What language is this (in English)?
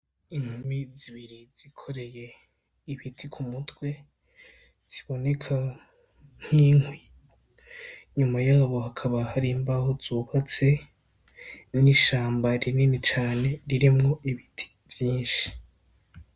Rundi